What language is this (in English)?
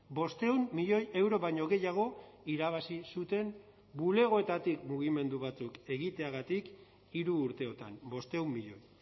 Basque